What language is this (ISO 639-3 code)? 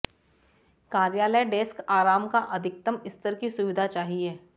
hin